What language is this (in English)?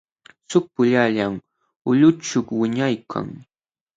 Jauja Wanca Quechua